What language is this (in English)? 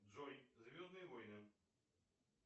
Russian